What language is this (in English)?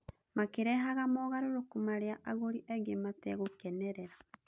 Kikuyu